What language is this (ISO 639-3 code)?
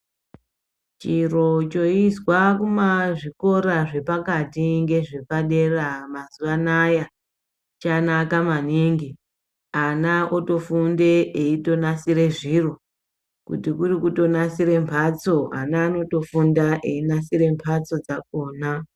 ndc